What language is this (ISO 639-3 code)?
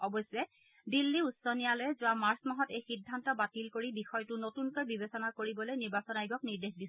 asm